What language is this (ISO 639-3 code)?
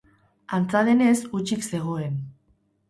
eus